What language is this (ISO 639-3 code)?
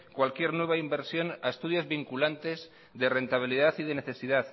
spa